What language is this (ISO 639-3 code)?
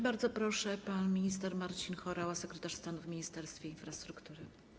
pol